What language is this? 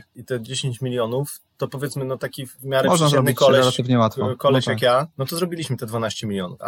Polish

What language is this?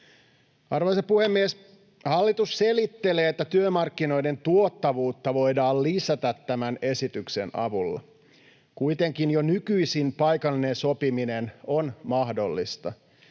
Finnish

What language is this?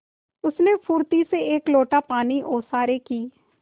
Hindi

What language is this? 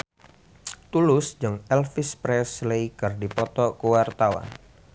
Sundanese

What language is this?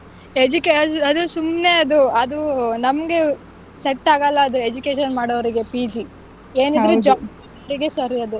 Kannada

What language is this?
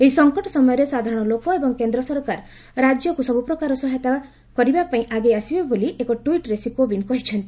Odia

